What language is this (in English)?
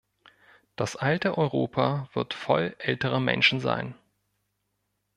German